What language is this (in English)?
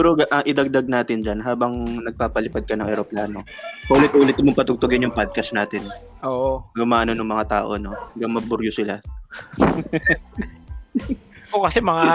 Filipino